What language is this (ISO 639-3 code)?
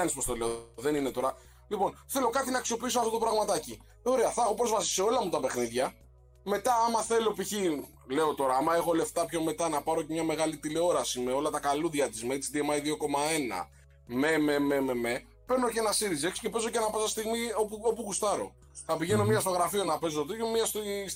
ell